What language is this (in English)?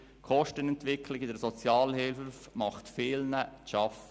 Swiss German